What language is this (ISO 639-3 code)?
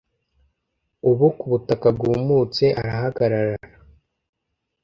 kin